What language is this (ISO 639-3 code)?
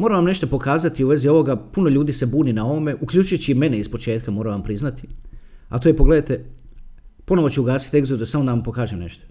hrv